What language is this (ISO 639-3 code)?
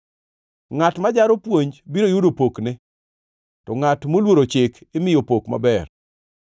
luo